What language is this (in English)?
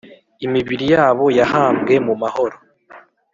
Kinyarwanda